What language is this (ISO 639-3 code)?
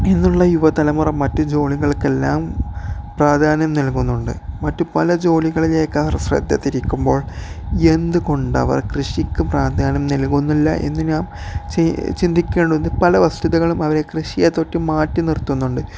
mal